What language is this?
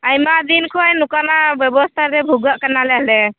Santali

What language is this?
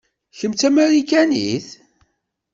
Kabyle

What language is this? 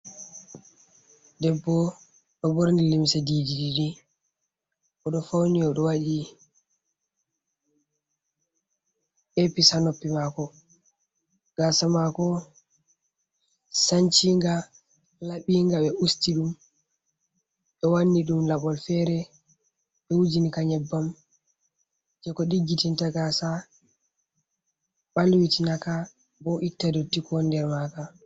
Fula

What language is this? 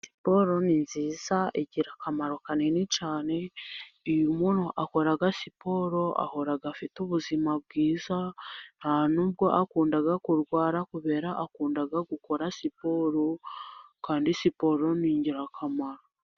Kinyarwanda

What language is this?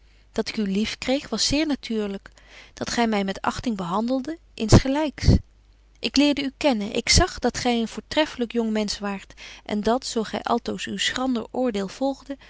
Dutch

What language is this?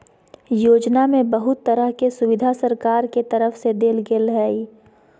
Magahi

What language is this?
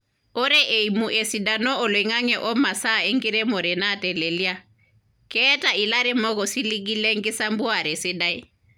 Masai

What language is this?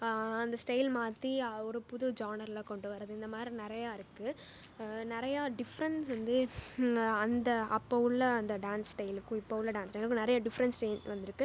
Tamil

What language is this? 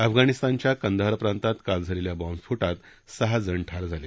Marathi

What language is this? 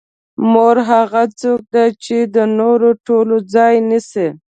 Pashto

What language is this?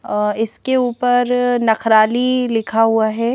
Hindi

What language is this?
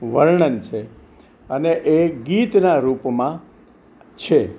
Gujarati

